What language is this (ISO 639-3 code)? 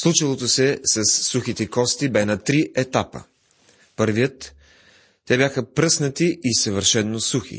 bul